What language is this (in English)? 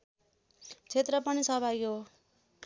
Nepali